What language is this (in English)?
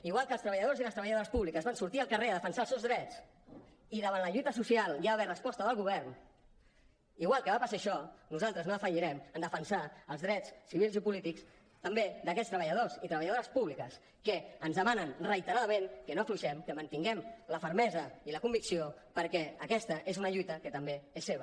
Catalan